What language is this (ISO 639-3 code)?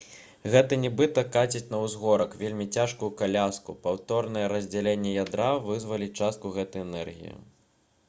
bel